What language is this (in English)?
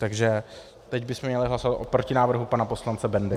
Czech